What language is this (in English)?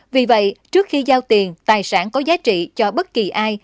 Vietnamese